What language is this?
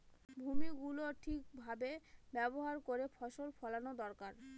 Bangla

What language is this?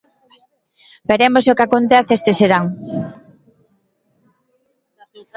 Galician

